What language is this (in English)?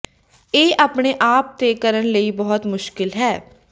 Punjabi